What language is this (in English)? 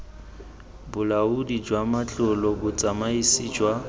Tswana